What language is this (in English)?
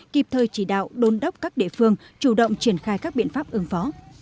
Vietnamese